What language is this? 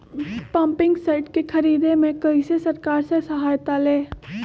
Magahi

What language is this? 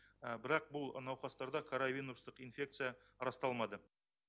Kazakh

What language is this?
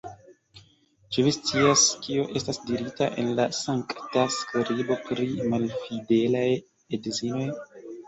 Esperanto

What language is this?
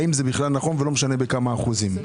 Hebrew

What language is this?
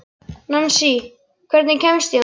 Icelandic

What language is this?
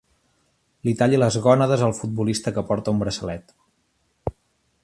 Catalan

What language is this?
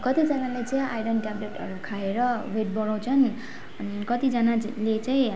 Nepali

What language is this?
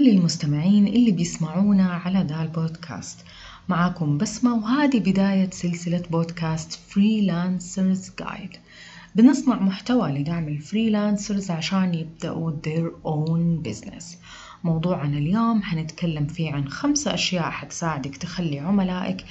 Arabic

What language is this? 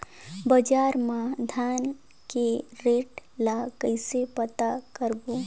Chhattisgarhi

